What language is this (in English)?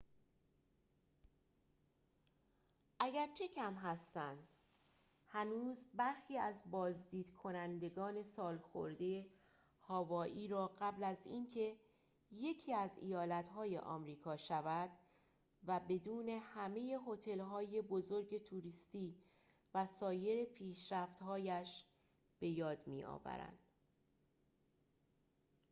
Persian